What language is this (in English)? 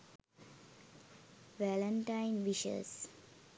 Sinhala